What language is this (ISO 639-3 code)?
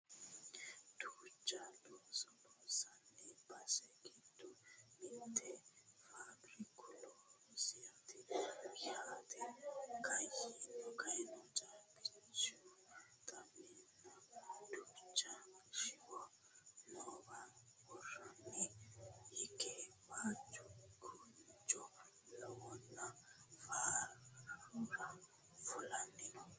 sid